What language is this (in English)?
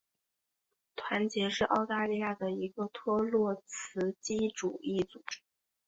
Chinese